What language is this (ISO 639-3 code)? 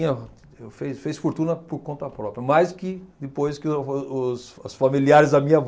por